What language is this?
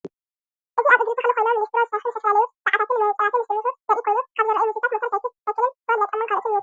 Tigrinya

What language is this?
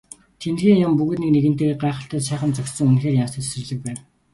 Mongolian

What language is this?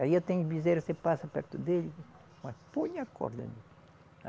Portuguese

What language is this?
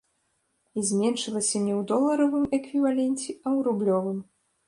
Belarusian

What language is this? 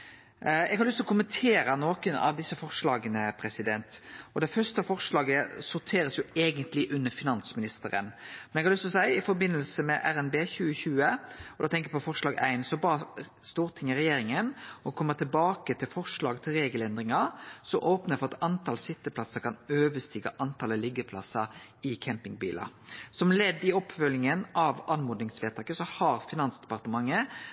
Norwegian Nynorsk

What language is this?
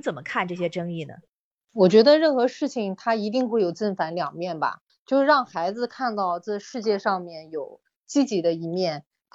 Chinese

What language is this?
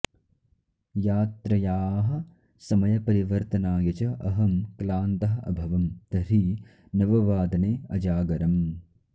Sanskrit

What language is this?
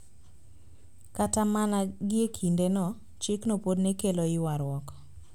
Luo (Kenya and Tanzania)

